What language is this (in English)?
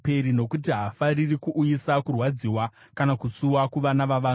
Shona